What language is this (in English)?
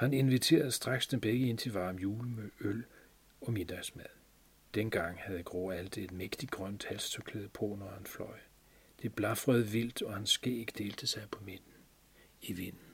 Danish